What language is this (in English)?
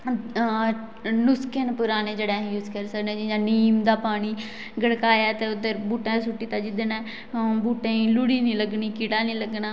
Dogri